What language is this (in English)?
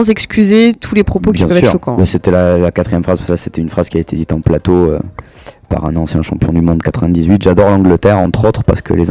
French